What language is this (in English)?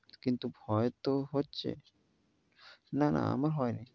Bangla